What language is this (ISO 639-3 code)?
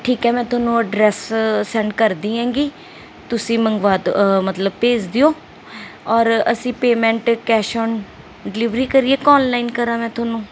pan